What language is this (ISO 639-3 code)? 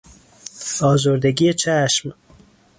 fas